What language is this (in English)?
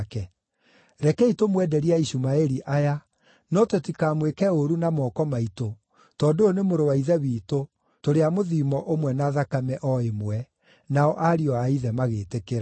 Kikuyu